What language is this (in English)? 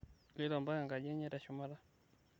Masai